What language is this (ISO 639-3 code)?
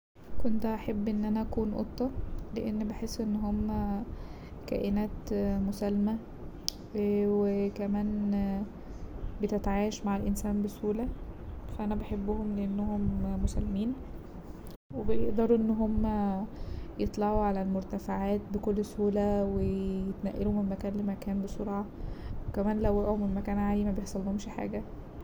arz